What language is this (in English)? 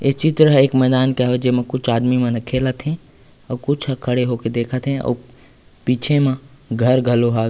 Chhattisgarhi